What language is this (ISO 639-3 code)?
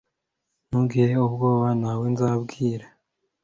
kin